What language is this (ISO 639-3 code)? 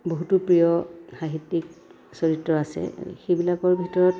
asm